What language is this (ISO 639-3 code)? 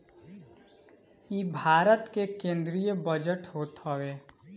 bho